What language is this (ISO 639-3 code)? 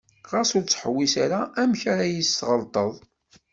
kab